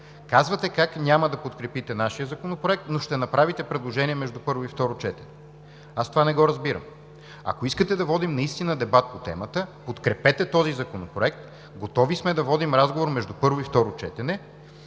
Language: Bulgarian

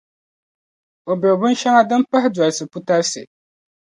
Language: Dagbani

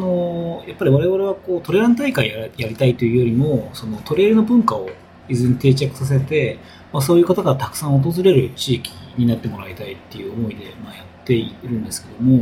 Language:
Japanese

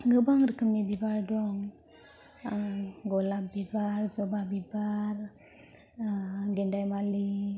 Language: Bodo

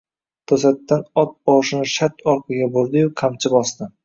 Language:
Uzbek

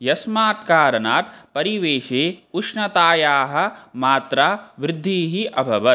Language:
Sanskrit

